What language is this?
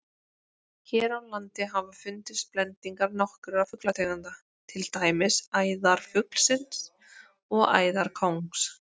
Icelandic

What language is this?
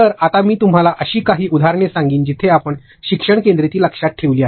Marathi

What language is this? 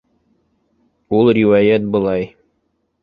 Bashkir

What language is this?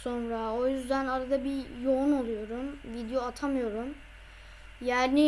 Turkish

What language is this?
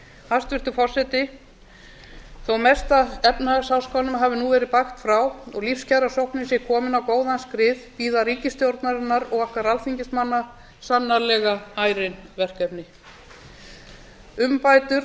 Icelandic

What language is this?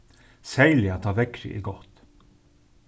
Faroese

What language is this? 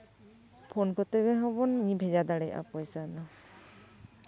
Santali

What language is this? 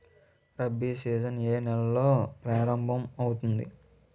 Telugu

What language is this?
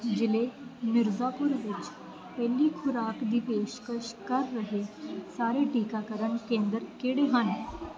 Punjabi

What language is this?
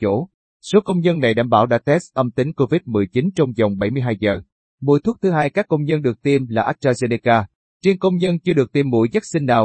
Vietnamese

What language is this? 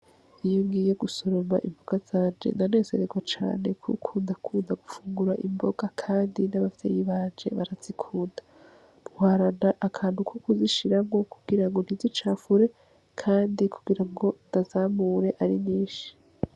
Rundi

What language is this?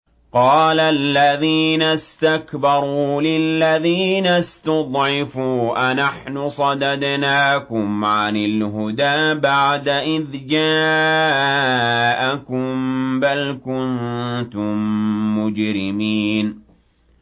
Arabic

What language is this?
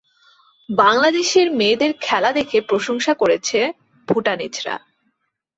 Bangla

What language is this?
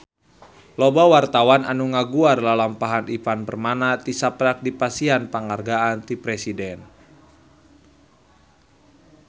Sundanese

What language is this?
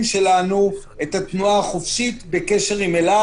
Hebrew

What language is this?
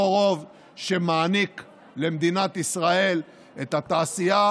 Hebrew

